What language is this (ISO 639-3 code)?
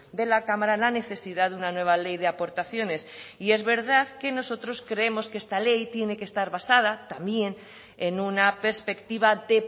spa